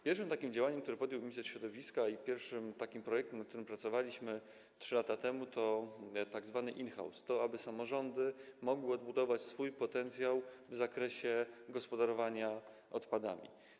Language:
Polish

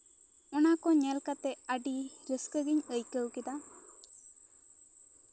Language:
Santali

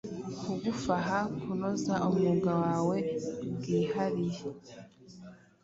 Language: Kinyarwanda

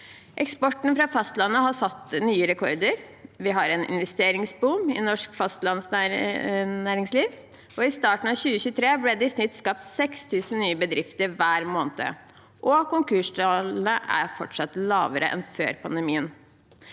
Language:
Norwegian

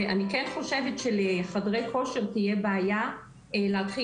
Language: Hebrew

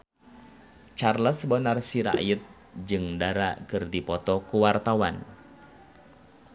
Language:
Sundanese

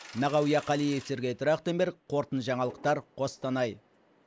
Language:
Kazakh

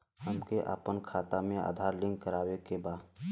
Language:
Bhojpuri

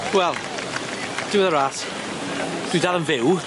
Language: Welsh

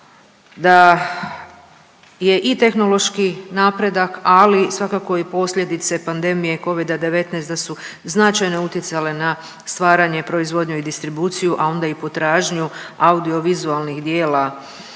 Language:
Croatian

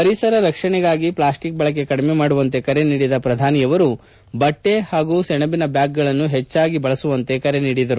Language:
Kannada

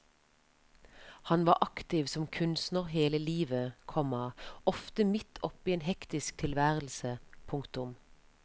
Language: Norwegian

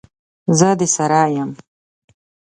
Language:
Pashto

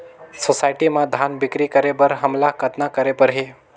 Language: Chhattisgarhi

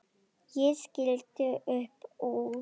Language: Icelandic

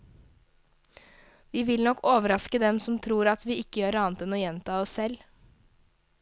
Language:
Norwegian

